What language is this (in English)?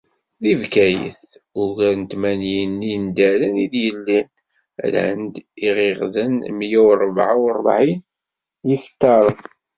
Kabyle